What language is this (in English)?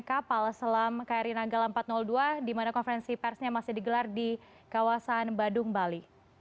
Indonesian